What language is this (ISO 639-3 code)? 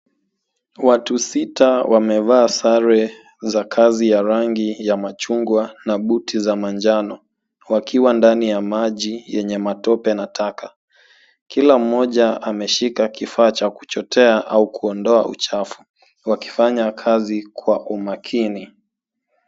swa